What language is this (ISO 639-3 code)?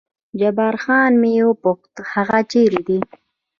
pus